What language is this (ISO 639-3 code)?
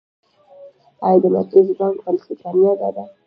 pus